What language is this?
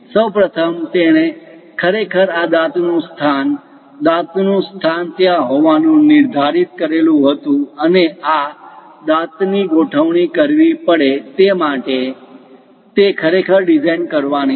Gujarati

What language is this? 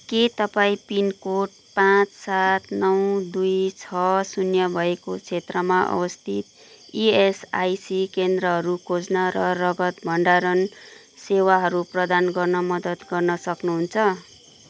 Nepali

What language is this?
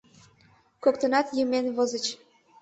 Mari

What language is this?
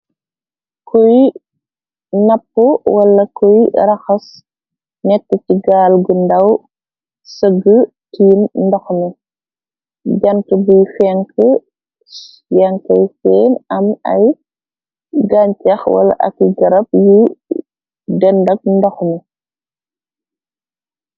Wolof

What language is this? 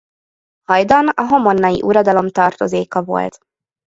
Hungarian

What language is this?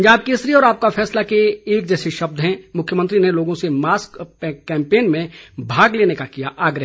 Hindi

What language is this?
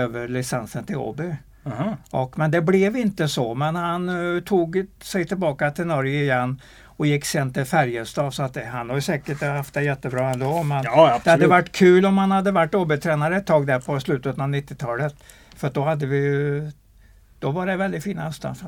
Swedish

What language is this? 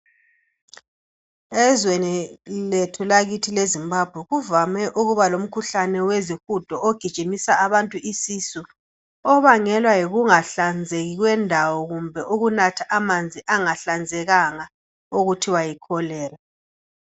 North Ndebele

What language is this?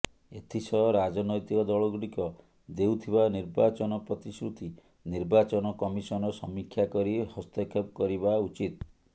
Odia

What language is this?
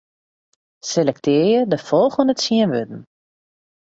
Western Frisian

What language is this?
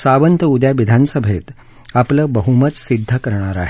Marathi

